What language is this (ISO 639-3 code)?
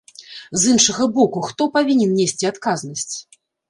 bel